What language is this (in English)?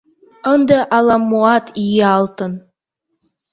Mari